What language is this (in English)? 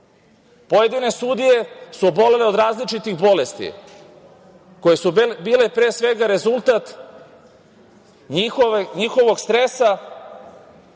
Serbian